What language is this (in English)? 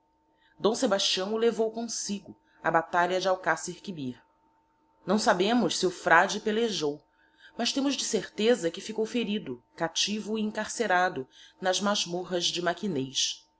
Portuguese